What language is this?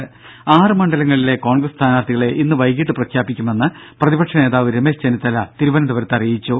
Malayalam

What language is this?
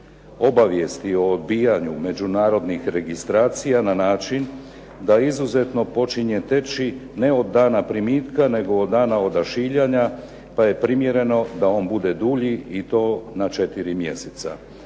Croatian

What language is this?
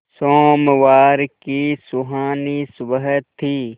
Hindi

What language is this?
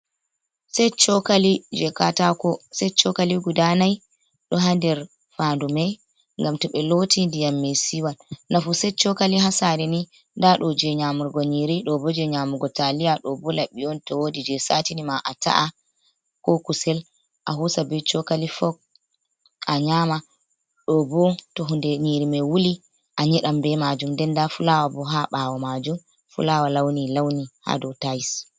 Fula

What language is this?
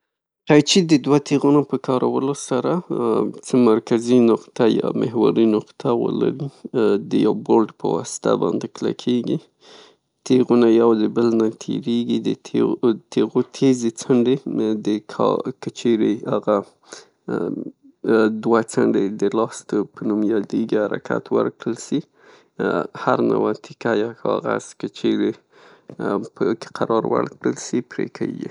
Pashto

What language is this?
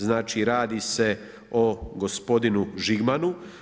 Croatian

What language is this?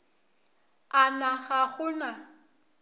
Northern Sotho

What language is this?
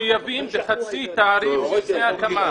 Hebrew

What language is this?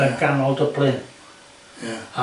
Welsh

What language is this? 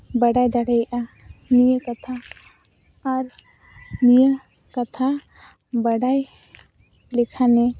Santali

